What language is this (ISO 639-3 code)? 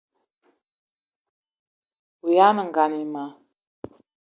eto